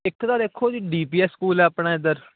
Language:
Punjabi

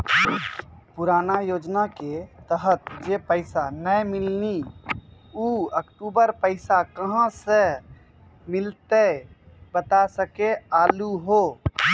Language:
Maithili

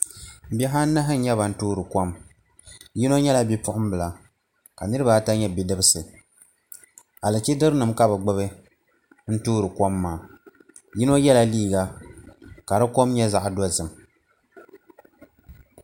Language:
Dagbani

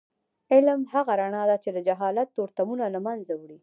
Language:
Pashto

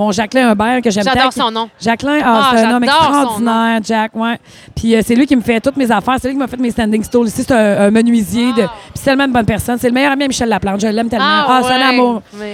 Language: French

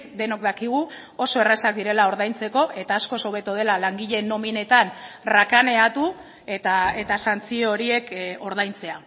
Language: Basque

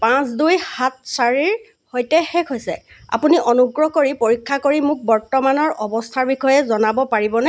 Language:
Assamese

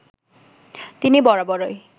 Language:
Bangla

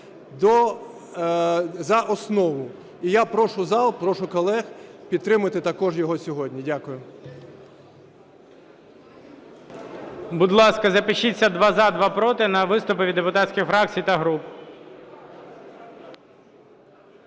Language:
Ukrainian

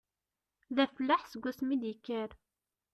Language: Kabyle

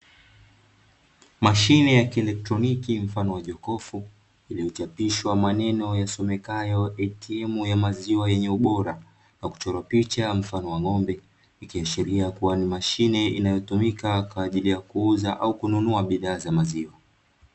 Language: Swahili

